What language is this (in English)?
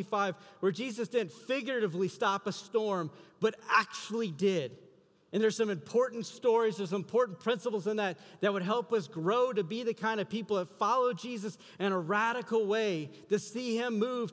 English